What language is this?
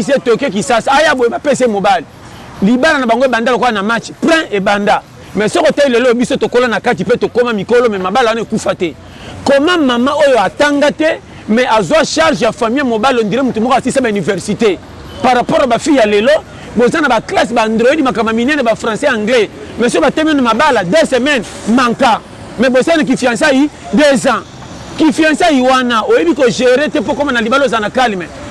French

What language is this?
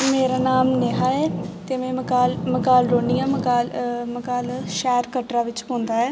Dogri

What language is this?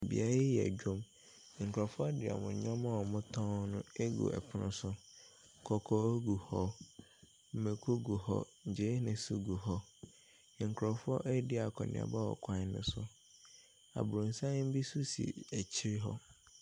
Akan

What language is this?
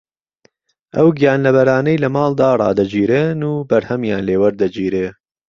Central Kurdish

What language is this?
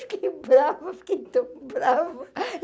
Portuguese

